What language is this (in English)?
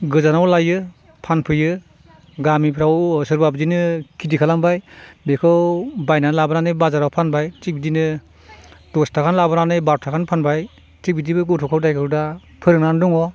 Bodo